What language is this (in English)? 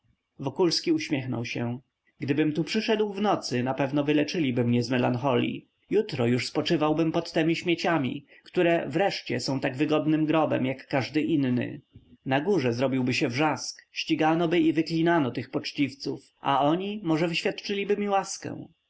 Polish